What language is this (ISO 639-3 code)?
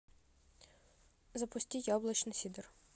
rus